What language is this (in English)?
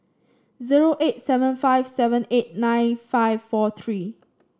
English